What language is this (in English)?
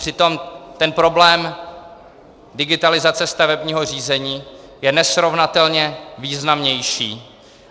Czech